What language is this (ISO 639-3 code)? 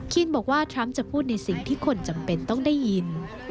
tha